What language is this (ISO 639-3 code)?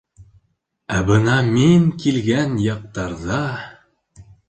bak